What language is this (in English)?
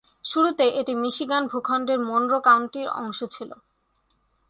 Bangla